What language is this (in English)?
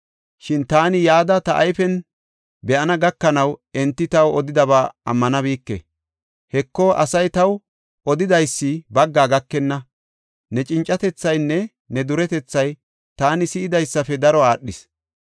Gofa